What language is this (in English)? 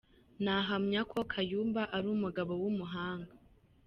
Kinyarwanda